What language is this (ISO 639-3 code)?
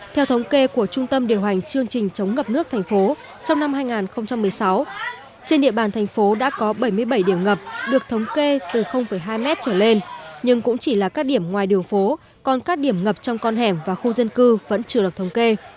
vie